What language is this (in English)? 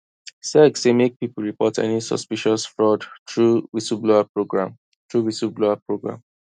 Nigerian Pidgin